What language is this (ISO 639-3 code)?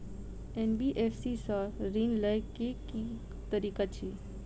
mai